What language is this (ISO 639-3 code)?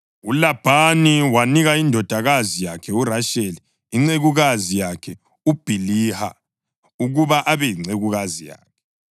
nde